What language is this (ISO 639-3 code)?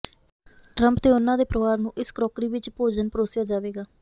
pan